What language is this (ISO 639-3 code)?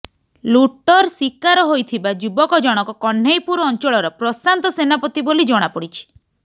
ori